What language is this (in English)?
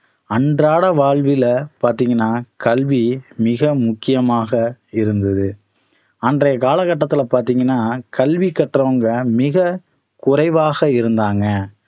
Tamil